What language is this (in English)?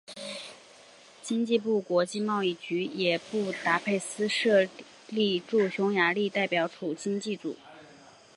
Chinese